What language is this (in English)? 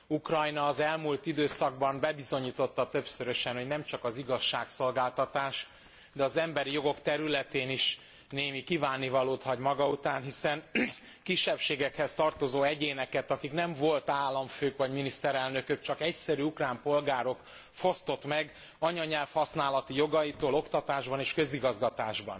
Hungarian